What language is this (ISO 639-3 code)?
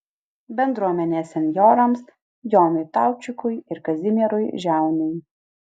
lit